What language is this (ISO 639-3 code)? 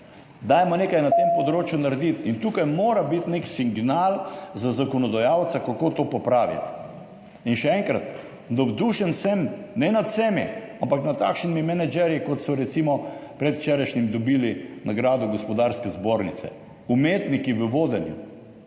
slv